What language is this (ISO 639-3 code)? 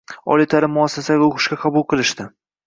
uzb